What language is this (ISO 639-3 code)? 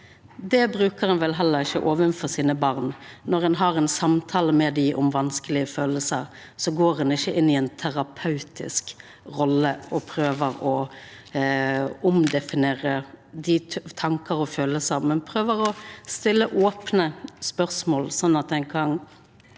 nor